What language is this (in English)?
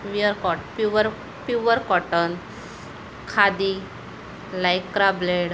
Marathi